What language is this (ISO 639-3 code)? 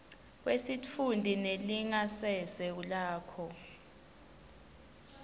ssw